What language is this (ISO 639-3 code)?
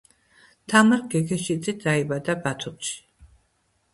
kat